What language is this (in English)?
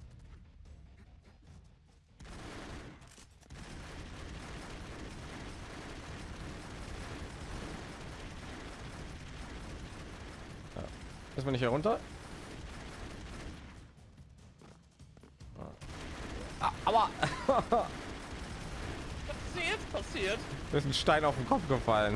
German